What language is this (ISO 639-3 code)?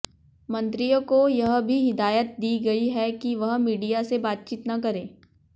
hin